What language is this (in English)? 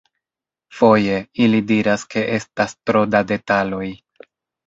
Esperanto